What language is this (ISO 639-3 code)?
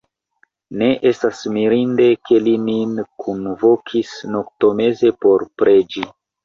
epo